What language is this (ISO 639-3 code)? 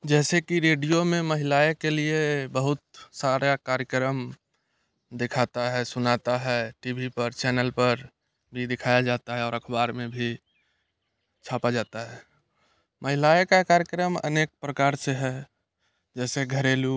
hin